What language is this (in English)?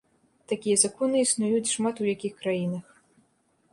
Belarusian